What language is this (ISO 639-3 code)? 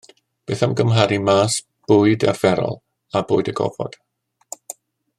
cym